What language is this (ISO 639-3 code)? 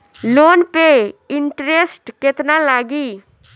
bho